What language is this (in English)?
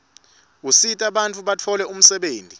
Swati